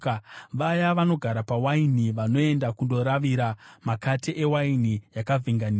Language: Shona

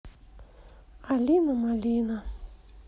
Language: Russian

